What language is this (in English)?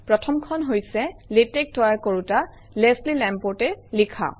Assamese